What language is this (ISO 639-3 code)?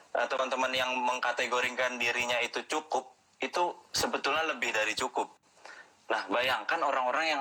ind